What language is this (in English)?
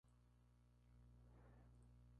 Spanish